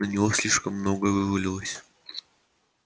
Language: Russian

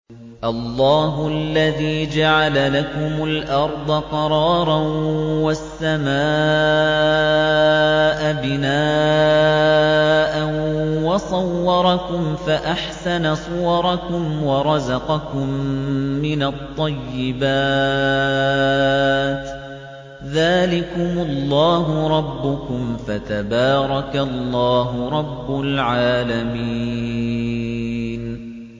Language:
Arabic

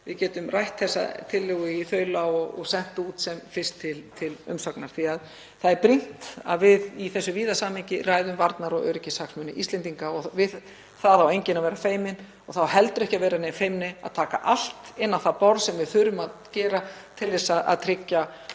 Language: Icelandic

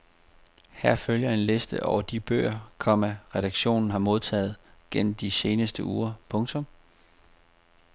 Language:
Danish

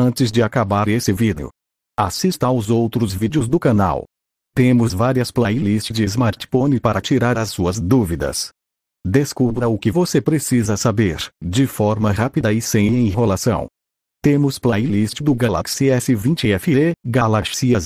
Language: Portuguese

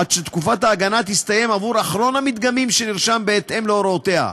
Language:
Hebrew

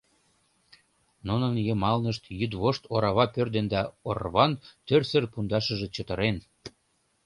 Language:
Mari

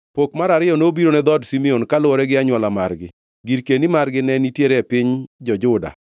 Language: Luo (Kenya and Tanzania)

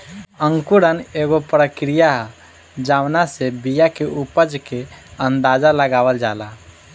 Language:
Bhojpuri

